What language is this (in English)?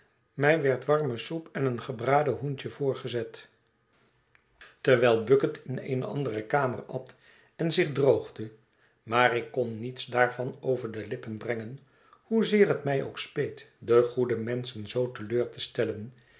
Dutch